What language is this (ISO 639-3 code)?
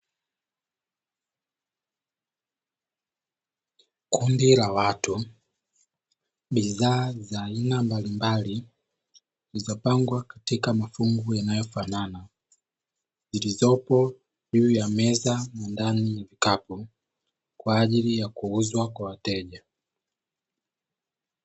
swa